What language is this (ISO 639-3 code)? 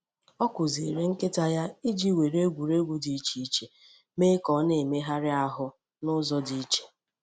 ibo